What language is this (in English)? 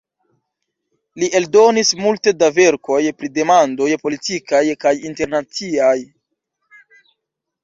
Esperanto